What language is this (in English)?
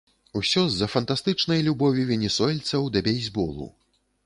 Belarusian